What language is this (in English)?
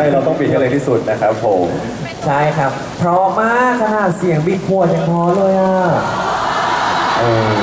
Thai